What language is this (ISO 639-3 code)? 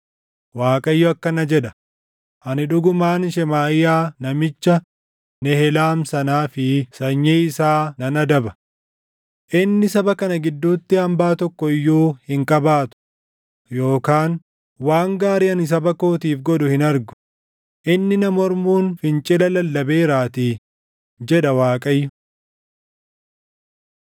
orm